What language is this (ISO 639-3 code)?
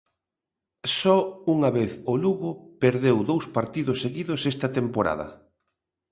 glg